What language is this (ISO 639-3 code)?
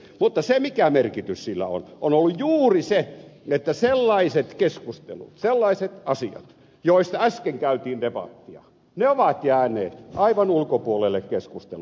fin